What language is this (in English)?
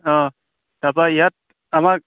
Assamese